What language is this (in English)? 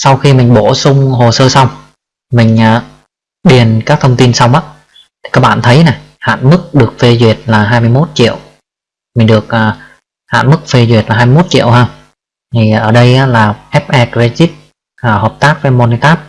Vietnamese